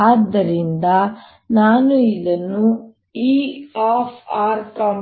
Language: Kannada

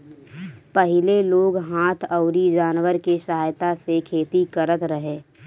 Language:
Bhojpuri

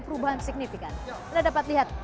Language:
Indonesian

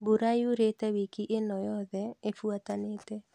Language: Kikuyu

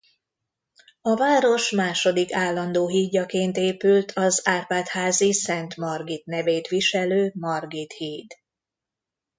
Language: Hungarian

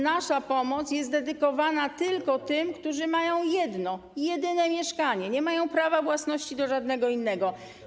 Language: Polish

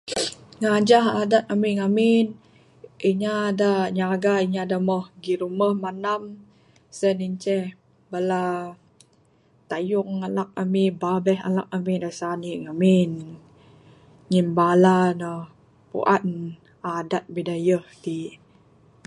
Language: Bukar-Sadung Bidayuh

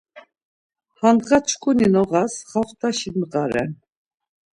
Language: Laz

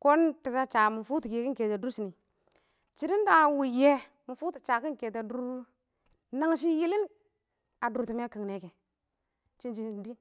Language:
Awak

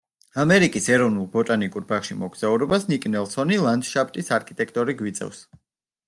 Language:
Georgian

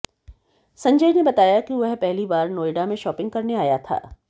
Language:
Hindi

